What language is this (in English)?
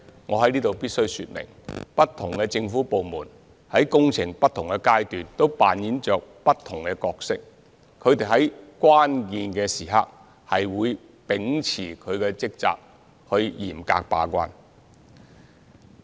Cantonese